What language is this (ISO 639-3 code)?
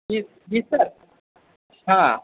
mai